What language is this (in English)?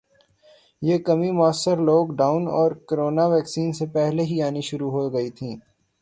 Urdu